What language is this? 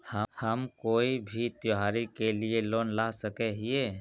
Magahi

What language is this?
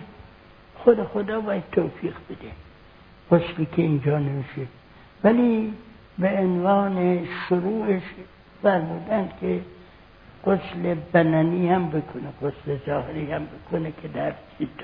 Persian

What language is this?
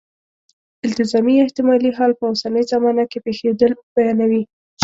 Pashto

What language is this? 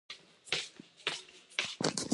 Japanese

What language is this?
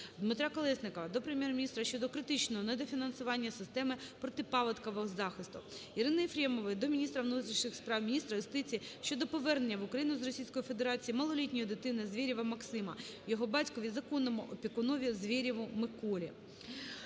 Ukrainian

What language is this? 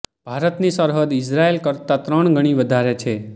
Gujarati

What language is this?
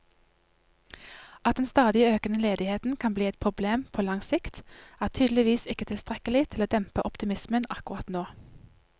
Norwegian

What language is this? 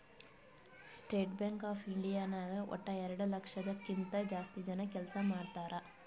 Kannada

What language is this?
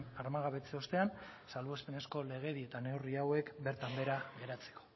Basque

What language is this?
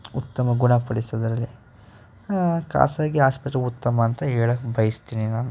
Kannada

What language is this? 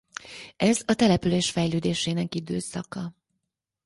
Hungarian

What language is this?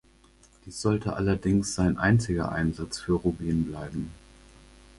German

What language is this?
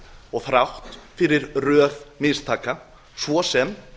Icelandic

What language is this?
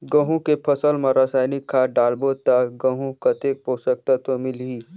Chhattisgarhi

